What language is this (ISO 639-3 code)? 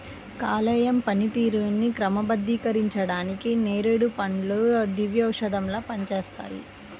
tel